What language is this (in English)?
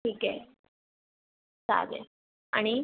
Marathi